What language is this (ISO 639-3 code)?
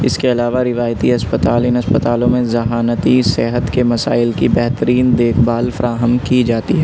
urd